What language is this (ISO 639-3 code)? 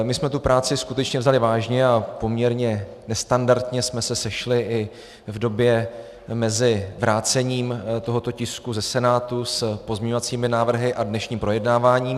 ces